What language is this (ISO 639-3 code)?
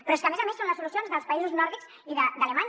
cat